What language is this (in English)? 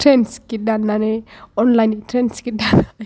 Bodo